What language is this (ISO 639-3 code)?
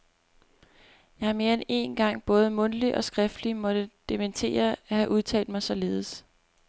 dan